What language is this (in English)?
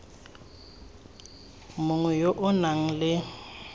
Tswana